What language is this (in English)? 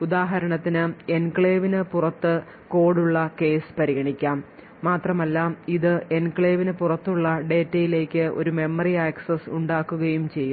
Malayalam